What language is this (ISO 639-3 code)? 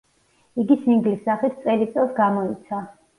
kat